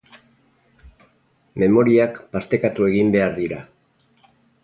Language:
Basque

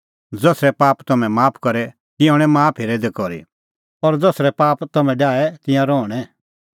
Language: Kullu Pahari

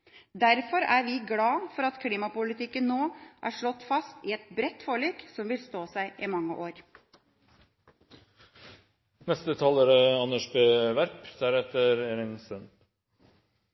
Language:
Norwegian Bokmål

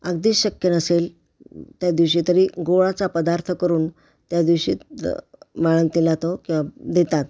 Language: Marathi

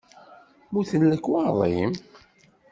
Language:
Kabyle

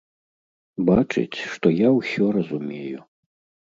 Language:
Belarusian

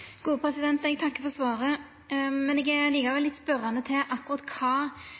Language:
Norwegian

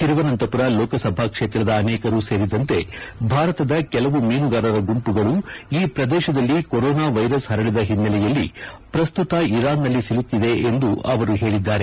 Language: Kannada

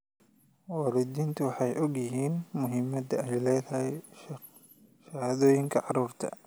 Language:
Somali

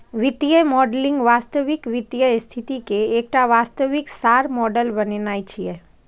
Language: Maithili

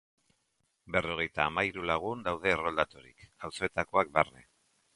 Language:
Basque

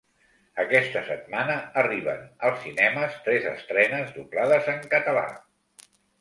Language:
Catalan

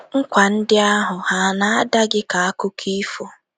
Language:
Igbo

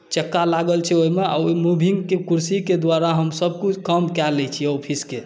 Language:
Maithili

